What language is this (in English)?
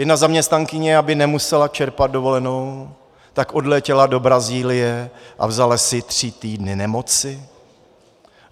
Czech